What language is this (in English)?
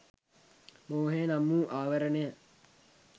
Sinhala